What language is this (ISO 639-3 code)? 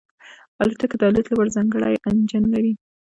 pus